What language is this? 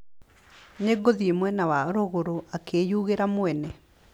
Kikuyu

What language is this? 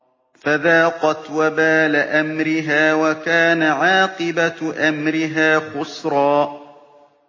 Arabic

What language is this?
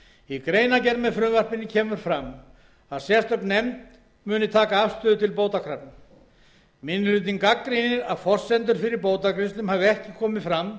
Icelandic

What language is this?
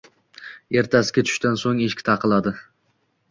Uzbek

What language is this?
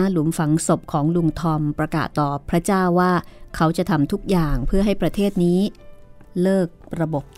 Thai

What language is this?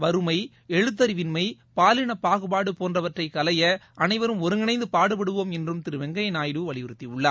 Tamil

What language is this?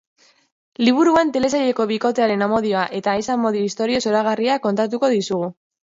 Basque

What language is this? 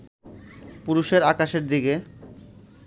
Bangla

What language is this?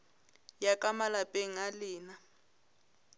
Northern Sotho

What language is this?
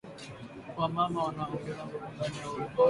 Swahili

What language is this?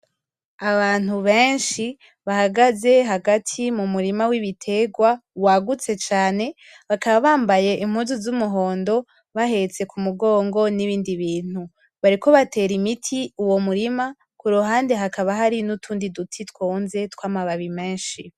Rundi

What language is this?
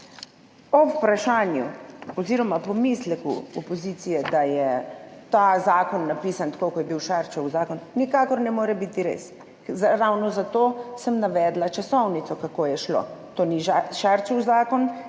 Slovenian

